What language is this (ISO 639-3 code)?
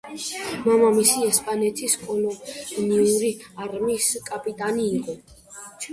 kat